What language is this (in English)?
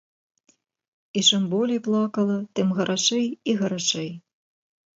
Belarusian